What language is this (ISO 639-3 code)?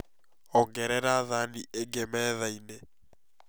kik